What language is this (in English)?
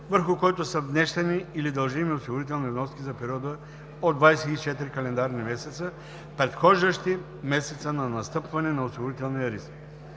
Bulgarian